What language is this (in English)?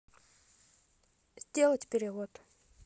Russian